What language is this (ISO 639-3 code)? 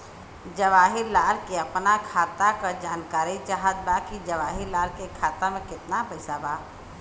bho